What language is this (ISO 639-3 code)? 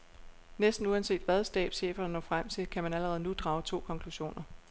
dan